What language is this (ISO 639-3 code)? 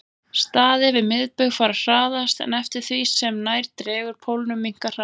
isl